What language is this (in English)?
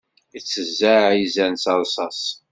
Kabyle